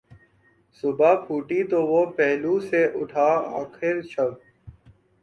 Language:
Urdu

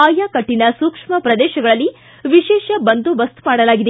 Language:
Kannada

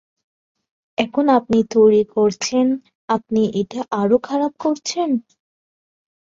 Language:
Bangla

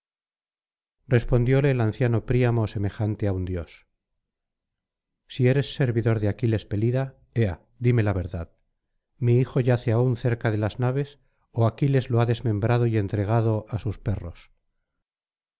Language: Spanish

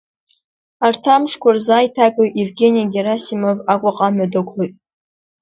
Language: Abkhazian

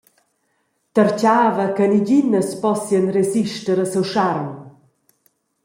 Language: Romansh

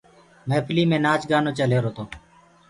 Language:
Gurgula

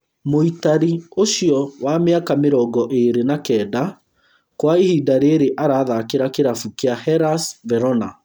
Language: Kikuyu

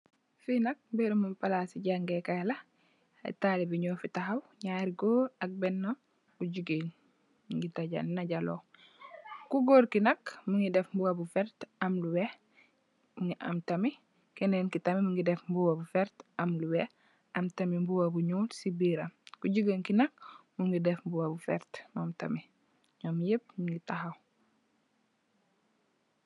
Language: Wolof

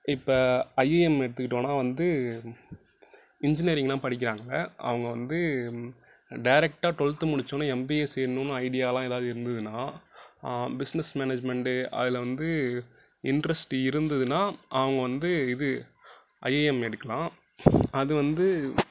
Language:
Tamil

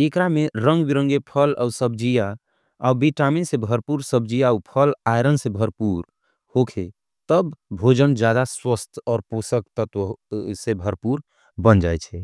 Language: Angika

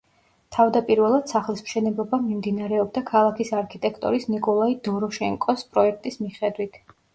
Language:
Georgian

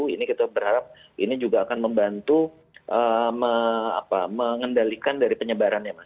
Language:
Indonesian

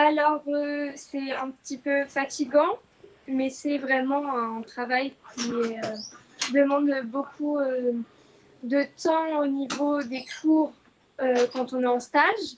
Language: French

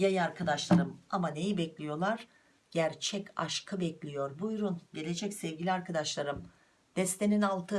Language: Turkish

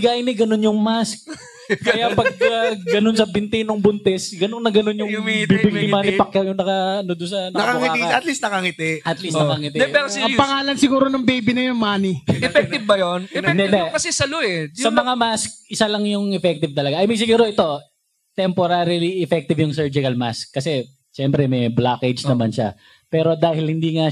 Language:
Filipino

